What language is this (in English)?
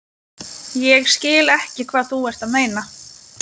Icelandic